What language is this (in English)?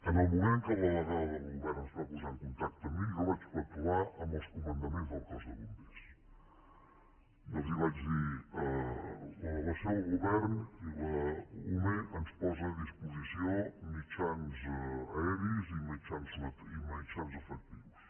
Catalan